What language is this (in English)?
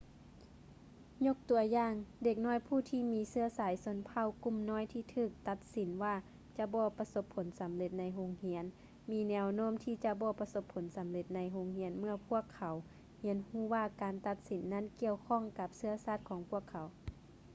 Lao